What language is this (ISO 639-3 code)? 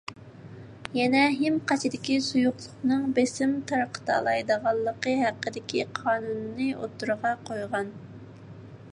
uig